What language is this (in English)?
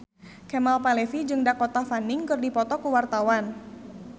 Sundanese